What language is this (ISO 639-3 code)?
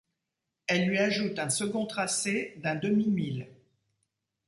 fra